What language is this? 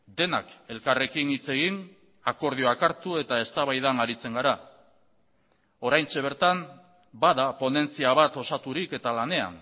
Basque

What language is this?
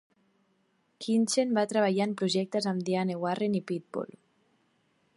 Catalan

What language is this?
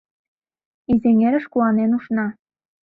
Mari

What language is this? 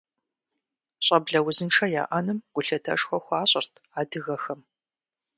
Kabardian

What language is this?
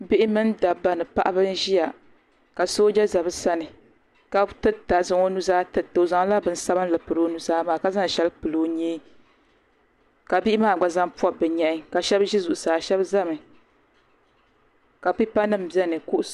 Dagbani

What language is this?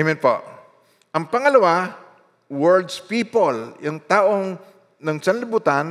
Filipino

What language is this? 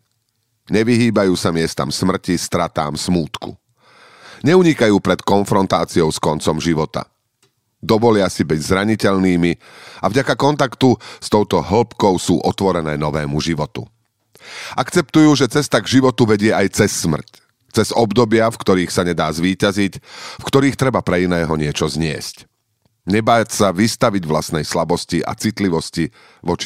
Slovak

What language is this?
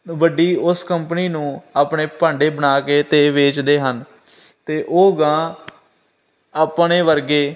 Punjabi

